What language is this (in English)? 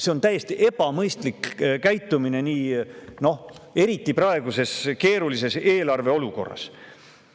Estonian